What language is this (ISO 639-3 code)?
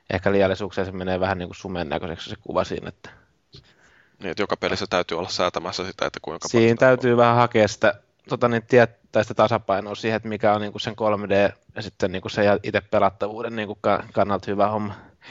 fin